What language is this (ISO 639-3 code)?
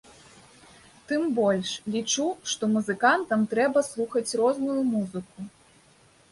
bel